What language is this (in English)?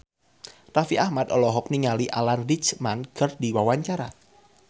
Sundanese